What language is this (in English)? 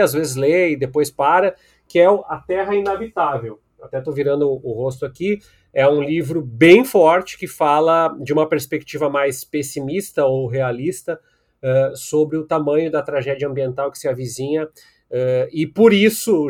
Portuguese